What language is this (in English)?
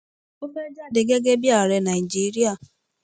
Yoruba